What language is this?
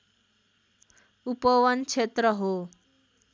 Nepali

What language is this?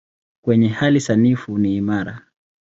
Swahili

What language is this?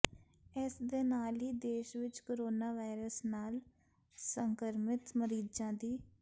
Punjabi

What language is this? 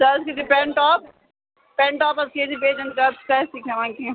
Kashmiri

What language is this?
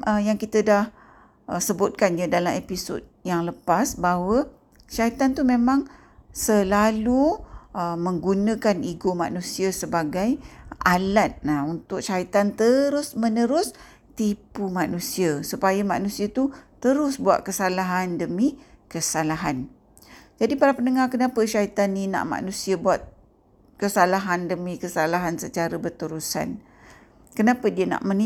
Malay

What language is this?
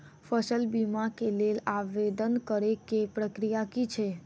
Maithili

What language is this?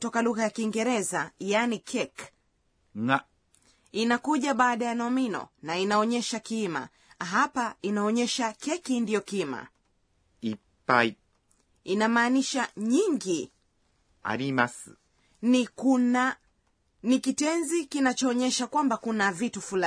Swahili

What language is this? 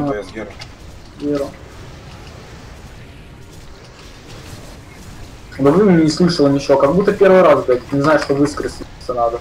Russian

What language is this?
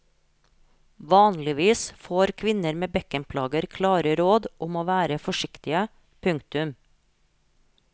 Norwegian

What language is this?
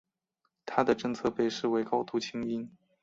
Chinese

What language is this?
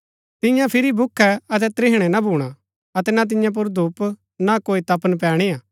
Gaddi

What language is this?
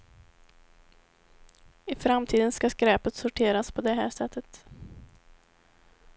Swedish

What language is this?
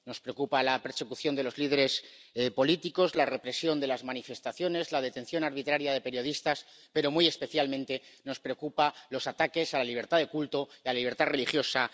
Spanish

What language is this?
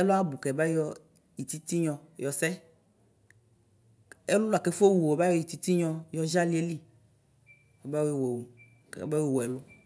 Ikposo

